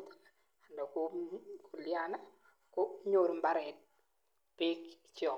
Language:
Kalenjin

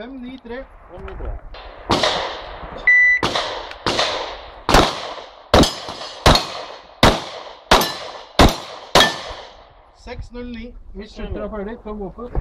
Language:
Norwegian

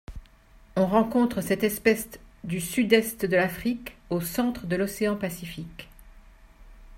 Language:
French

